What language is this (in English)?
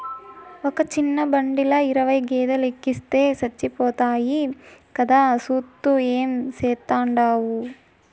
Telugu